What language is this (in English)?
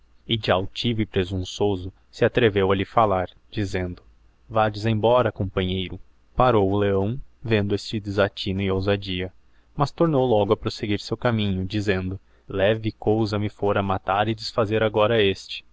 Portuguese